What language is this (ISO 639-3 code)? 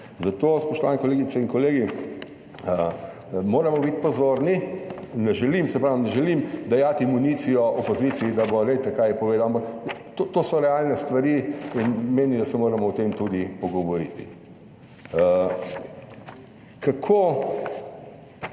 slv